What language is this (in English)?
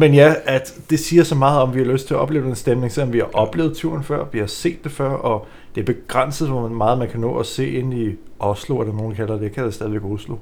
Danish